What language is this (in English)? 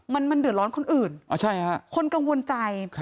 Thai